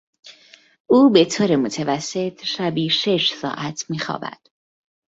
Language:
Persian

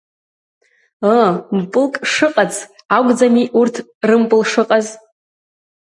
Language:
Abkhazian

